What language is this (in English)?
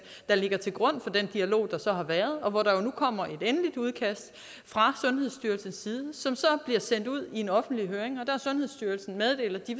Danish